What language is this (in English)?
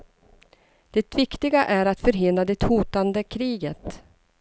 Swedish